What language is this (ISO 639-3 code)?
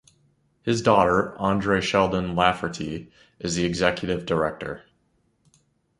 eng